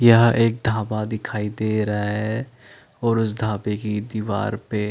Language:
Hindi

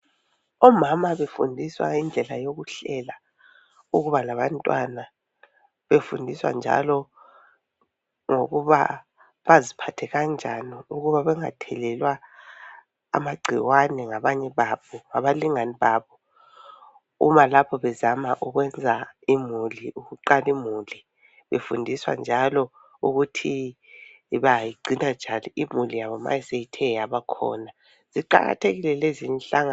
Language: North Ndebele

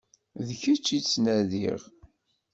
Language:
Kabyle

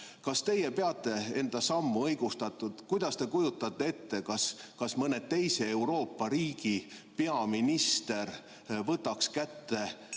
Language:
Estonian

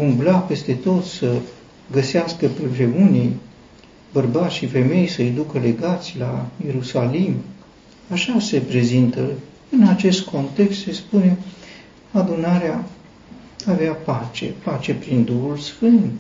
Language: Romanian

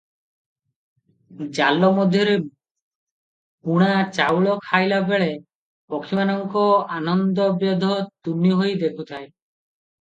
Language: Odia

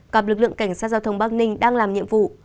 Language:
Vietnamese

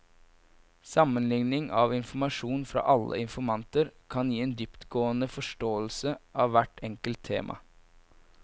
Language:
Norwegian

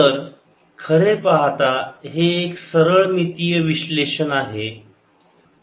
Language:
Marathi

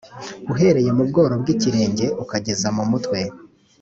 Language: Kinyarwanda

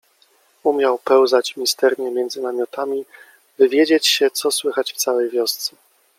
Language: Polish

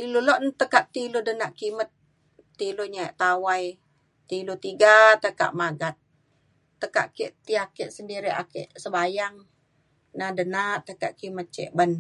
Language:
Mainstream Kenyah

